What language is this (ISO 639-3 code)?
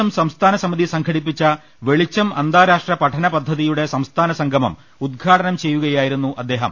mal